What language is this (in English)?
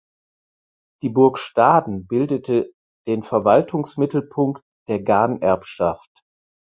German